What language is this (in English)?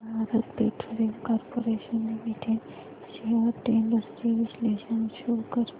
Marathi